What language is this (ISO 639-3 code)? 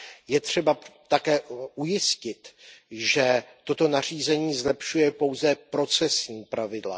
ces